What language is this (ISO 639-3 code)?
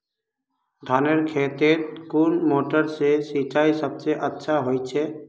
mag